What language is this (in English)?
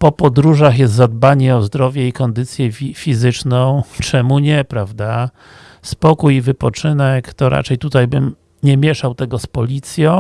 Polish